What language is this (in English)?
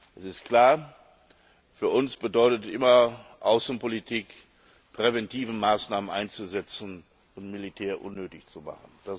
German